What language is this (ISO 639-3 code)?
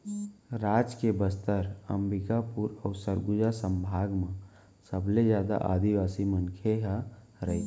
hne